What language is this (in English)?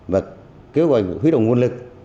Vietnamese